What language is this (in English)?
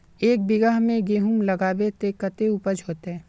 Magahi